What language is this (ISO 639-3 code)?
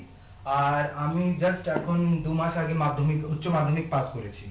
ben